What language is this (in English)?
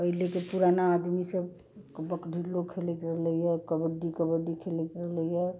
Maithili